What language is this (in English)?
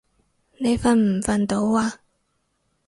Cantonese